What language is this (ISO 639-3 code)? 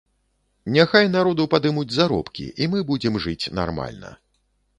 bel